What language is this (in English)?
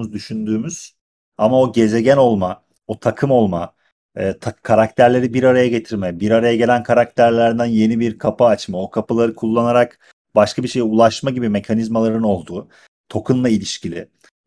Turkish